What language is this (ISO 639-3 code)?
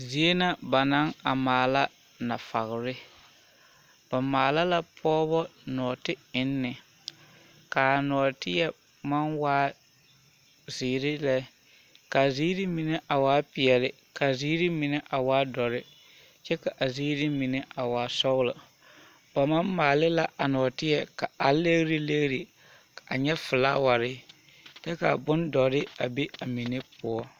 dga